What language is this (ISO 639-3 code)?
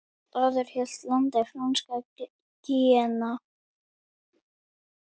isl